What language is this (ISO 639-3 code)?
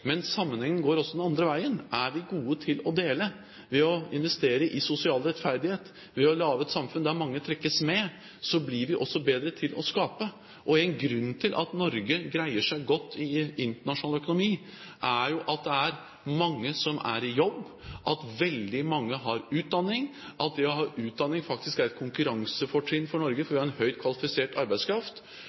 nob